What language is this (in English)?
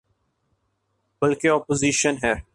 Urdu